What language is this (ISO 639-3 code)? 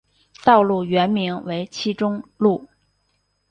zho